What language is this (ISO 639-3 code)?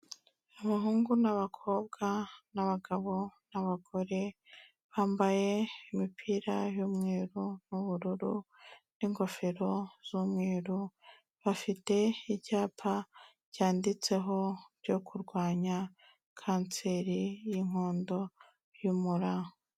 kin